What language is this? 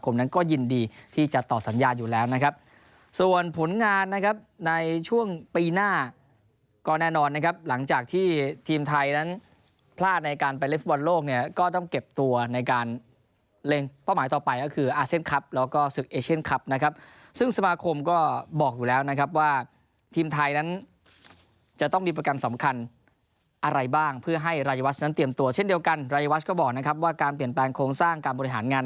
Thai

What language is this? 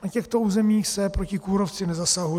Czech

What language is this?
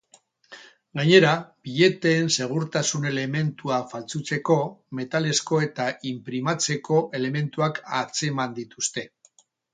Basque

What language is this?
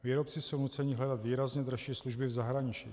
Czech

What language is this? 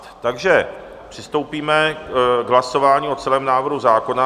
Czech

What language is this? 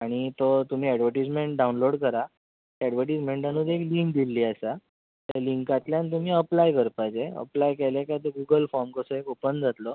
Konkani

